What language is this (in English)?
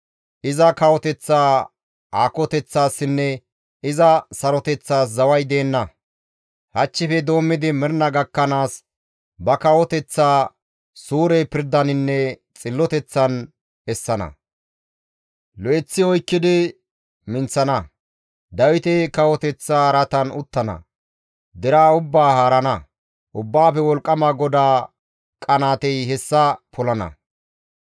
Gamo